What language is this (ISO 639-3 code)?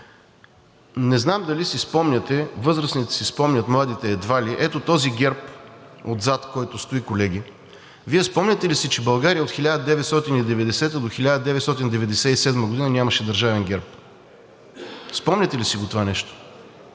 bul